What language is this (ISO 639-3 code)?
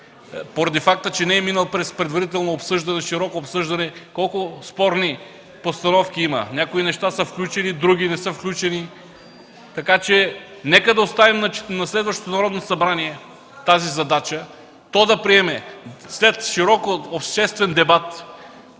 bul